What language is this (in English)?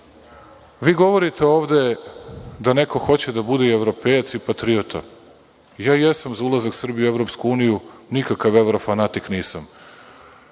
Serbian